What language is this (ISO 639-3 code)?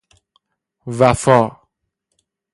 fas